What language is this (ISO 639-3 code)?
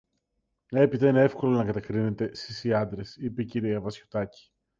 ell